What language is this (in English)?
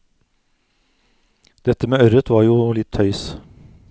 Norwegian